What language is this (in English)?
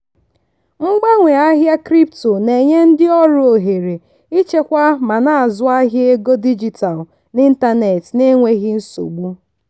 Igbo